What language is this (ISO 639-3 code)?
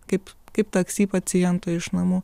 lit